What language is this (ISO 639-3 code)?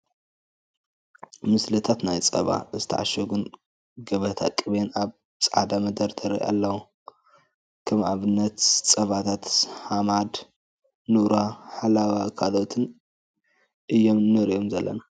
tir